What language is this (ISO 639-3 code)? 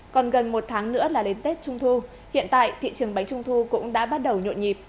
vie